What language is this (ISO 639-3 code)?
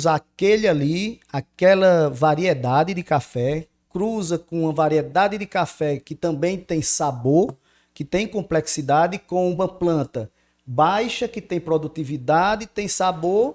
por